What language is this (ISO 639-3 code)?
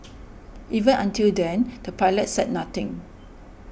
eng